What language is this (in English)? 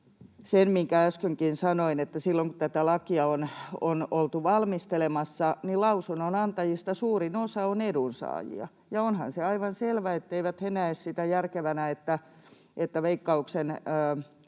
Finnish